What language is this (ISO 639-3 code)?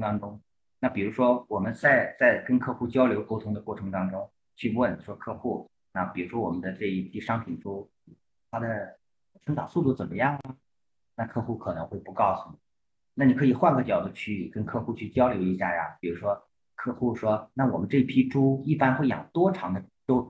zho